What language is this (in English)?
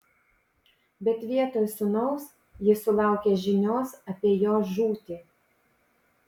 Lithuanian